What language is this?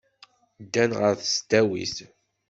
Kabyle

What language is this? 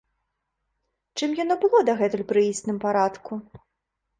Belarusian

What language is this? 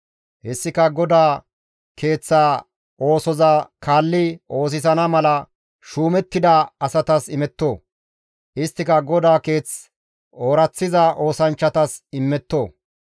Gamo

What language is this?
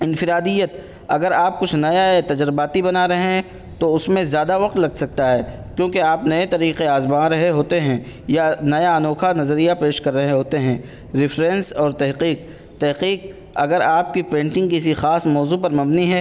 Urdu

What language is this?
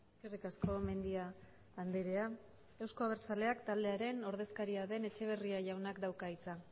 Basque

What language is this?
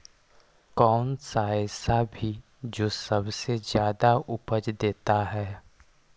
Magahi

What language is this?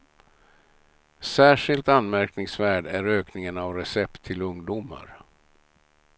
Swedish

